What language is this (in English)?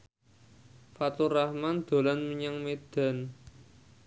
Javanese